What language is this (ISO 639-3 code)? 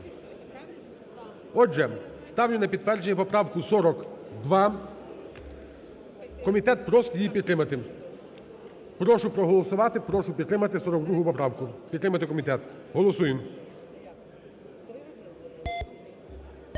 ukr